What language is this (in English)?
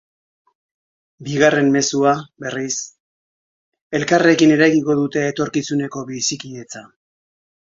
Basque